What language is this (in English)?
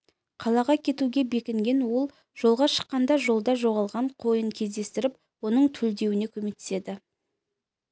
Kazakh